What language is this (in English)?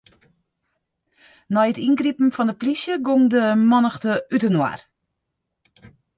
Western Frisian